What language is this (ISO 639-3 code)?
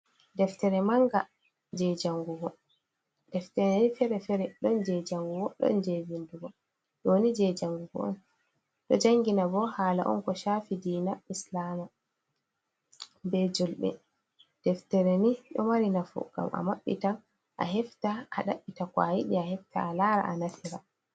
ful